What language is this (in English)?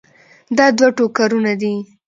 Pashto